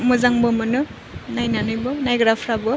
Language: Bodo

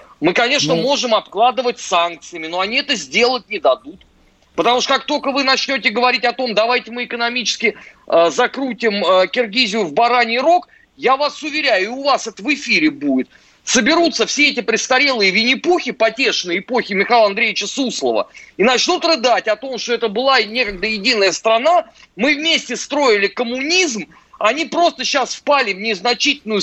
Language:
Russian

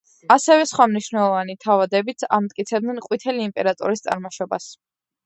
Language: Georgian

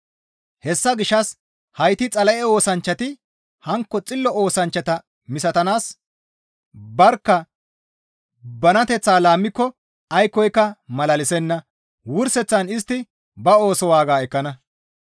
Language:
Gamo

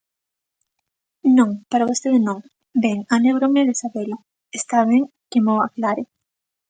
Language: Galician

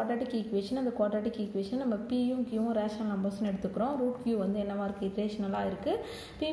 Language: Romanian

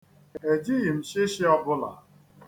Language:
Igbo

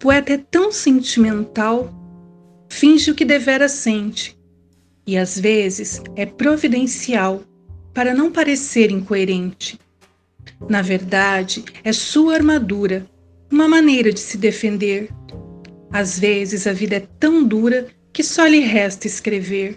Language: Portuguese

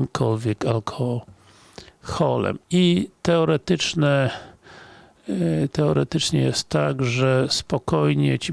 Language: Polish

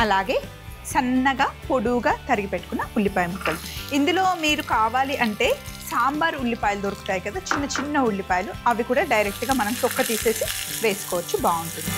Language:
Telugu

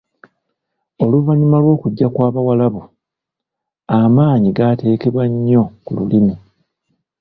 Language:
Ganda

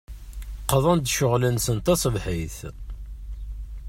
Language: Kabyle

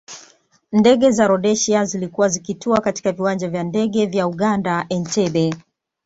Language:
Swahili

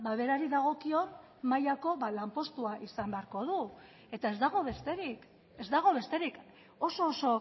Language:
Basque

